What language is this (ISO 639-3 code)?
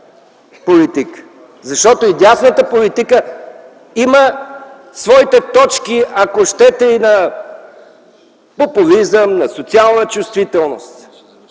bul